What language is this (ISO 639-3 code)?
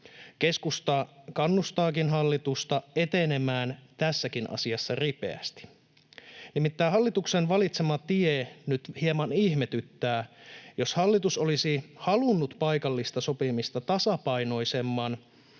fin